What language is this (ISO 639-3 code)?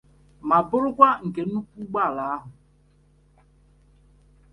ibo